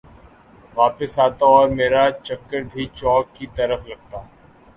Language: Urdu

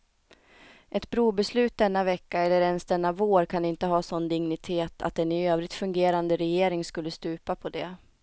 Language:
Swedish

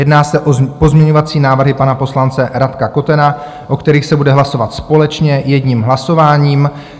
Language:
Czech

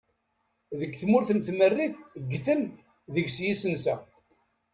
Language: Kabyle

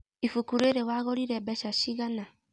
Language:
Kikuyu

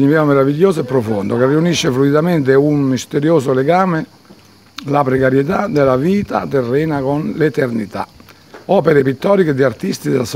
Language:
Italian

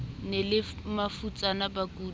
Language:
Southern Sotho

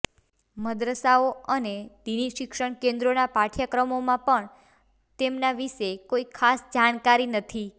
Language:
Gujarati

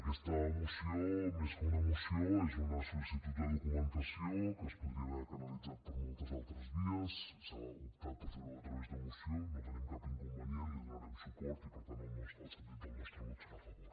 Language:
Catalan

